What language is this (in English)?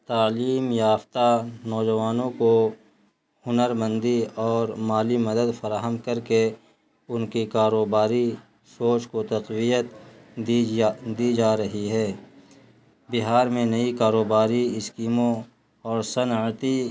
Urdu